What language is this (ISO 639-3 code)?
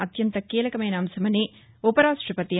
tel